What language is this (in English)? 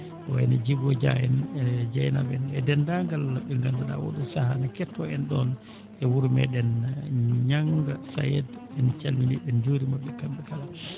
Fula